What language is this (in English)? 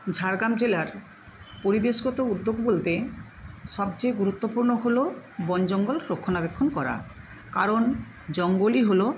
Bangla